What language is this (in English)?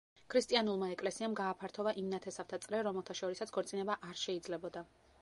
Georgian